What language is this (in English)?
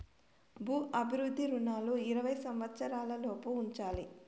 Telugu